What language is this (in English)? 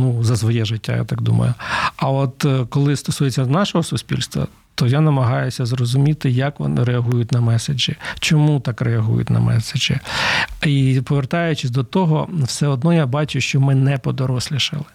Ukrainian